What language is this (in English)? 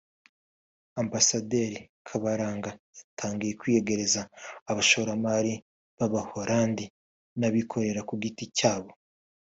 Kinyarwanda